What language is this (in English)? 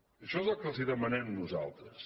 Catalan